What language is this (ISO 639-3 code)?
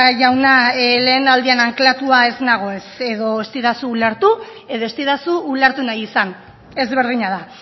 eus